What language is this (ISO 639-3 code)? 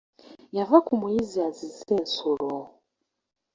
lug